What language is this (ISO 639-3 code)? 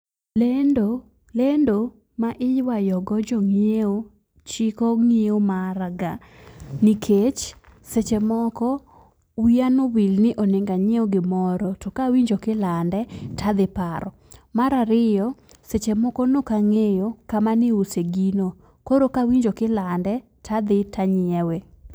luo